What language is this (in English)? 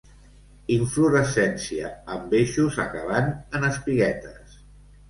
Catalan